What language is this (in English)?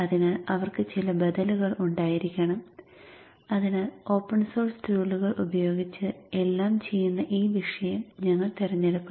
Malayalam